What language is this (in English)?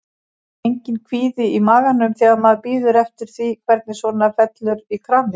Icelandic